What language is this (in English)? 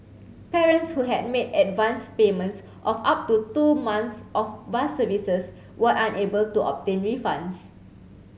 English